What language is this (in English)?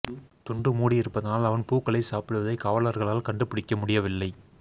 Tamil